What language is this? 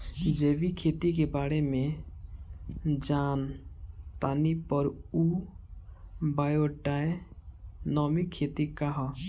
Bhojpuri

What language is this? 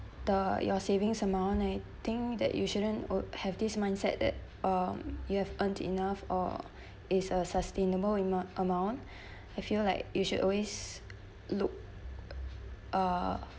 English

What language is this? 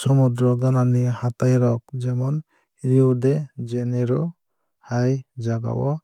Kok Borok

